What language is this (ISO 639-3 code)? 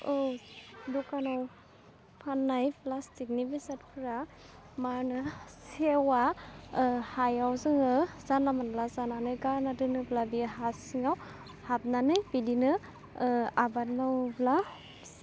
brx